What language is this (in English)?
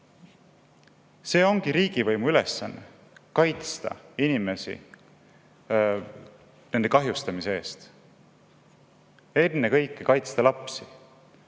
Estonian